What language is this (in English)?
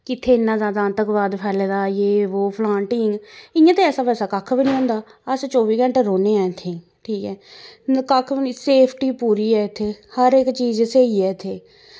Dogri